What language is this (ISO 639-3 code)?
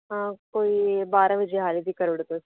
doi